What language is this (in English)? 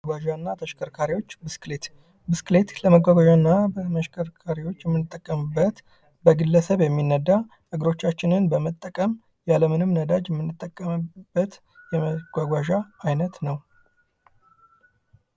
Amharic